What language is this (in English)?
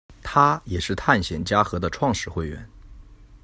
Chinese